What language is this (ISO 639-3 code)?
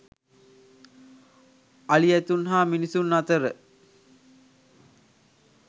sin